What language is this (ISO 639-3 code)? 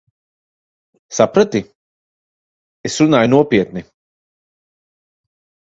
lav